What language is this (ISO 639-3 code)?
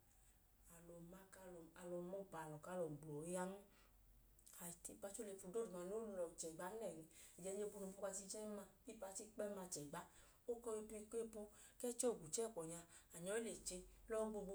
idu